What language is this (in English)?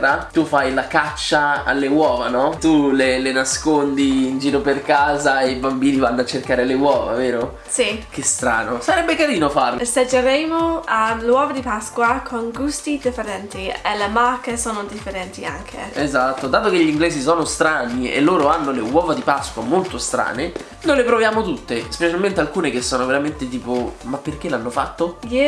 Italian